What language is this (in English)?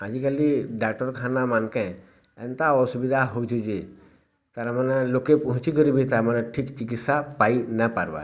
Odia